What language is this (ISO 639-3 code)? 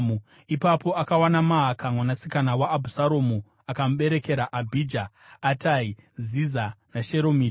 sna